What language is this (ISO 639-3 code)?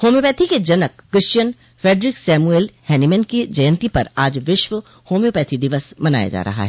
hin